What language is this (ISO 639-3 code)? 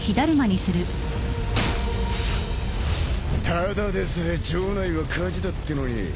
jpn